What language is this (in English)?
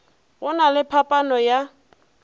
Northern Sotho